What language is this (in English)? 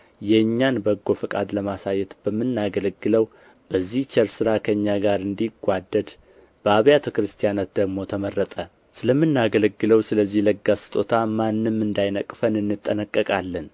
Amharic